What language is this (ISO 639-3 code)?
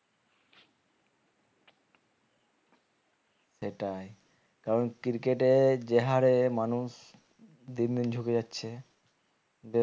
ben